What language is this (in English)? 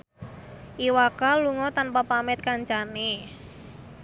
Javanese